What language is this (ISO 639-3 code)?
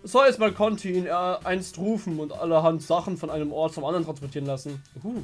deu